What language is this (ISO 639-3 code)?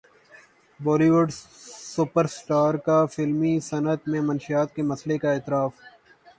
urd